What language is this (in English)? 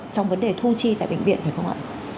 Vietnamese